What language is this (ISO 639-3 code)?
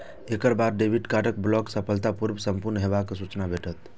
mai